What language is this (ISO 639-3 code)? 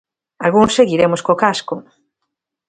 glg